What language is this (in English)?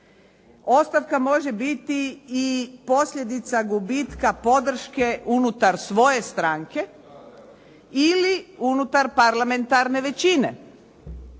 Croatian